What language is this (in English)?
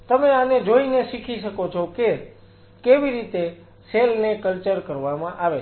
Gujarati